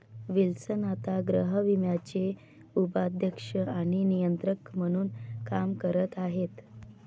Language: Marathi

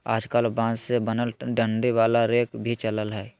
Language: Magahi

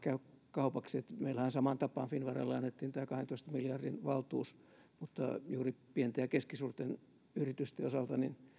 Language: Finnish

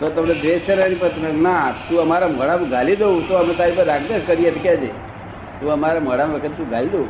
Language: Gujarati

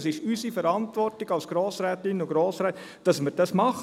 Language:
Swiss German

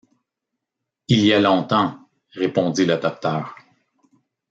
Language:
French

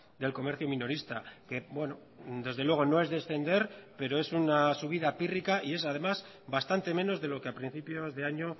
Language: Spanish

